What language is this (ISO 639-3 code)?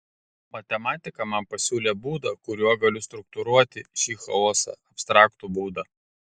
lit